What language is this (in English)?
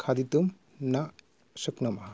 Sanskrit